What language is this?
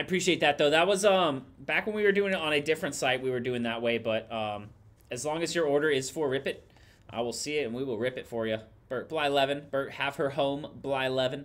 English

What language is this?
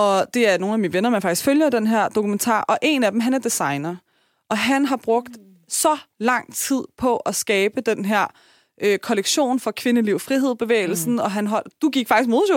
Danish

